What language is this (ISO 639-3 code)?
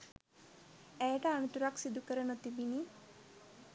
sin